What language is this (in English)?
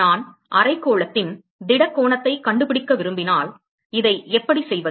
Tamil